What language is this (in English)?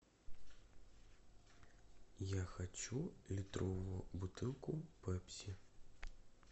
Russian